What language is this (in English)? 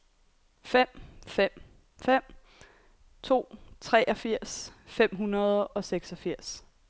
Danish